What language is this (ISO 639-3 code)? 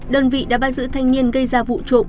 vie